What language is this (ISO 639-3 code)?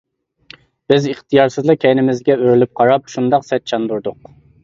uig